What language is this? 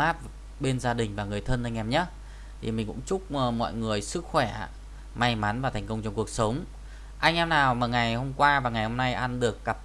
Vietnamese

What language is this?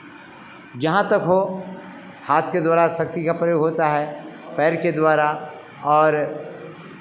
Hindi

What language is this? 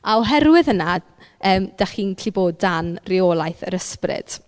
Welsh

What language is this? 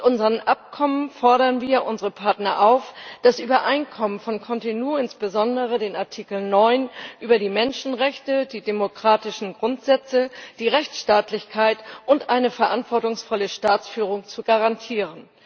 German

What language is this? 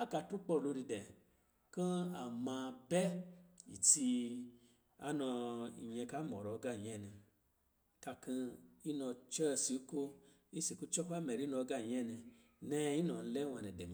Lijili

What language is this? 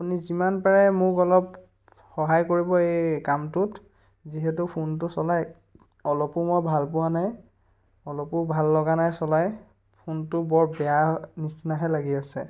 Assamese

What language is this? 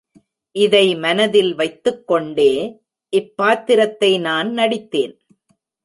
Tamil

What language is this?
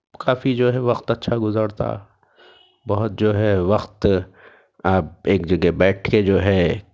Urdu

